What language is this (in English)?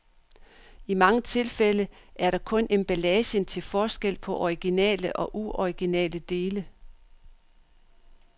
Danish